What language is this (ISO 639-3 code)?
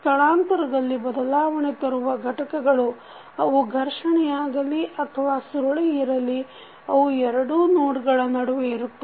kan